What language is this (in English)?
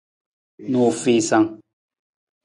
Nawdm